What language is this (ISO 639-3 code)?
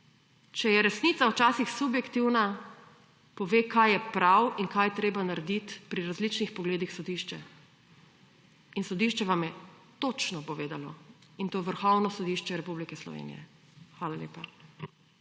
slv